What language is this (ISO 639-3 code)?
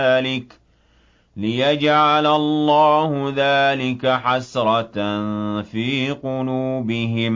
ara